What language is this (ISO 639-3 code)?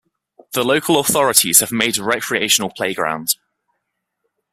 eng